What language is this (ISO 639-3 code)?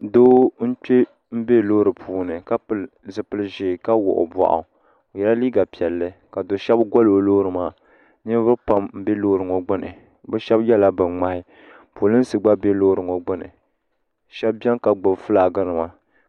dag